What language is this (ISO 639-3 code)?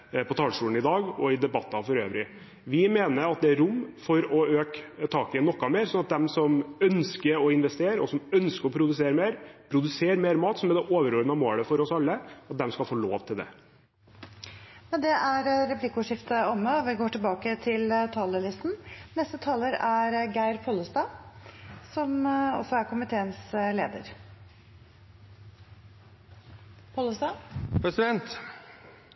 nor